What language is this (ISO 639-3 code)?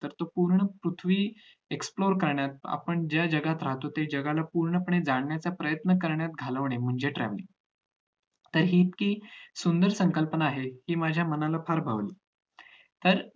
mar